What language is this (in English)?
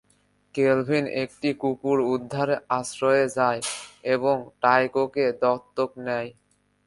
Bangla